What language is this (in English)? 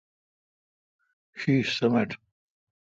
Kalkoti